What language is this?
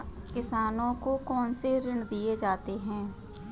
Hindi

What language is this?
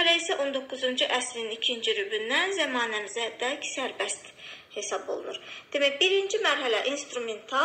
Turkish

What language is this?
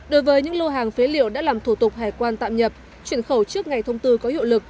Vietnamese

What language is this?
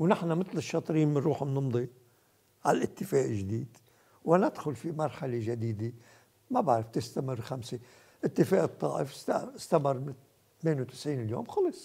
Arabic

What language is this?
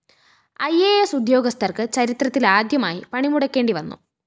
Malayalam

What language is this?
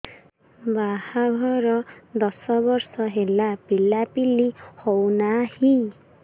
Odia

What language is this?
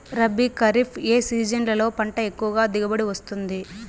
Telugu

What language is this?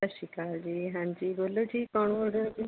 Punjabi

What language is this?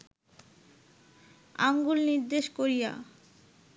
Bangla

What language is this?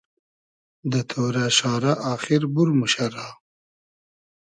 Hazaragi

